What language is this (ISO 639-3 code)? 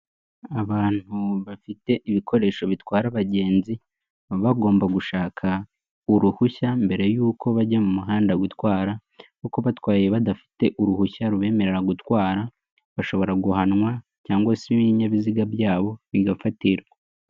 kin